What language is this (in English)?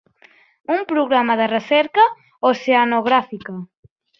Catalan